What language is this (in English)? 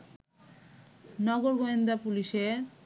Bangla